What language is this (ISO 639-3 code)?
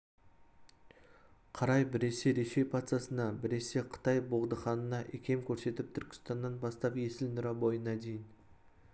kaz